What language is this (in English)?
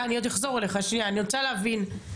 Hebrew